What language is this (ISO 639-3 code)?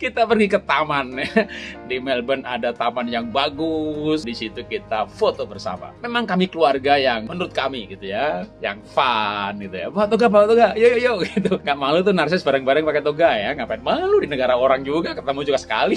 ind